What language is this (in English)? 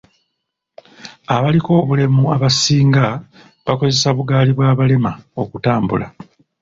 Ganda